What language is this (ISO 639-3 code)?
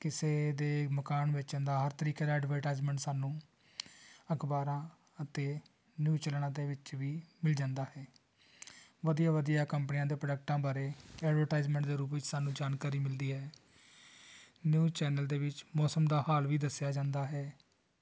pan